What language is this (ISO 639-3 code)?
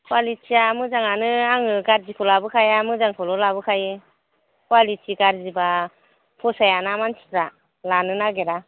brx